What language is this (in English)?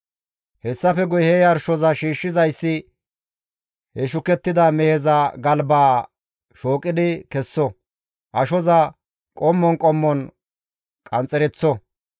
Gamo